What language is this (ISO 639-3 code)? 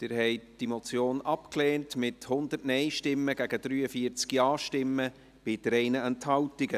gsw